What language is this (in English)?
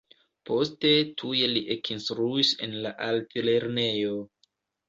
Esperanto